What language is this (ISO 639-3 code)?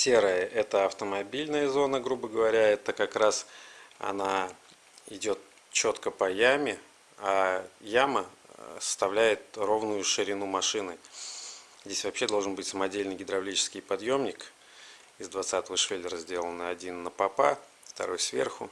rus